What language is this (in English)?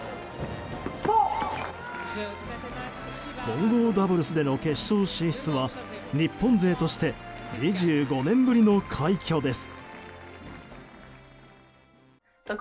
Japanese